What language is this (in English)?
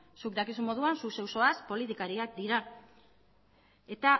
Basque